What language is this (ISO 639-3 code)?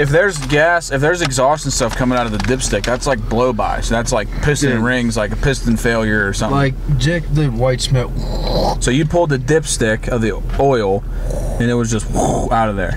eng